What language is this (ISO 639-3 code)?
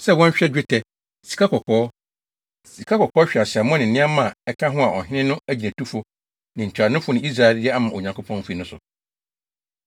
aka